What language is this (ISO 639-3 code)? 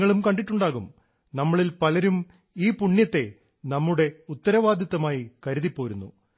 mal